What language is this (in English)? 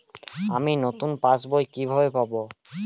Bangla